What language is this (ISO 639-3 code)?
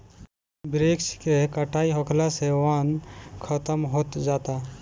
bho